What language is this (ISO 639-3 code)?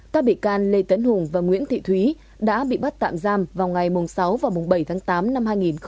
vie